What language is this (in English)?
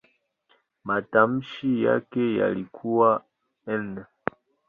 Swahili